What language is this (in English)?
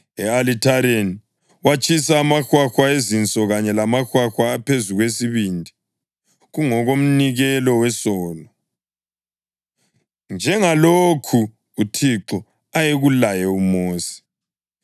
North Ndebele